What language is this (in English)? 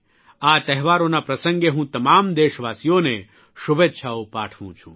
Gujarati